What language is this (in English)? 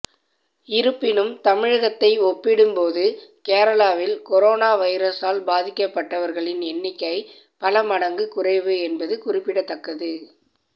Tamil